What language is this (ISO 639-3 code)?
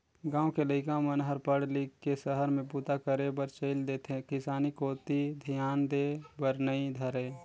hne